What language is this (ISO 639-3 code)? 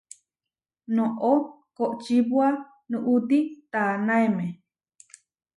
var